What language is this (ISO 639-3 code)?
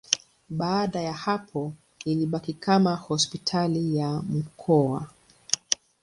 swa